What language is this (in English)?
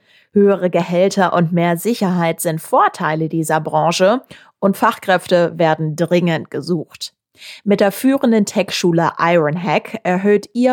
German